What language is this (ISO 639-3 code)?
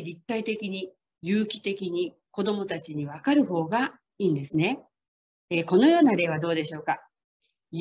jpn